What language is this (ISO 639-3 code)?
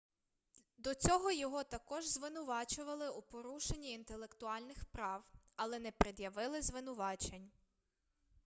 ukr